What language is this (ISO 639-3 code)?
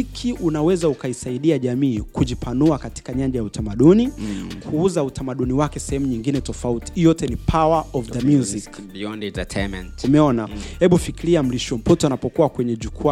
swa